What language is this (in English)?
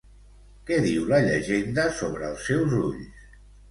Catalan